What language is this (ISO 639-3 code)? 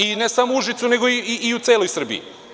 srp